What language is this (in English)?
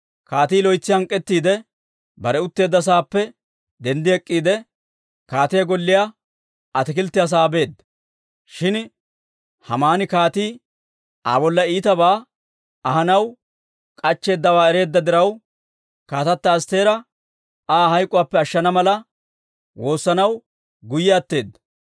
Dawro